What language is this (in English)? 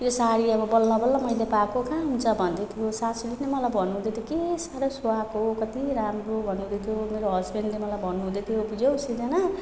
Nepali